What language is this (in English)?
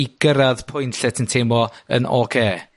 Welsh